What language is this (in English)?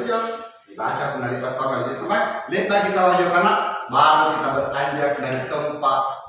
Indonesian